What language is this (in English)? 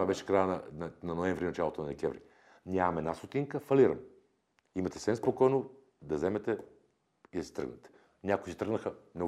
Bulgarian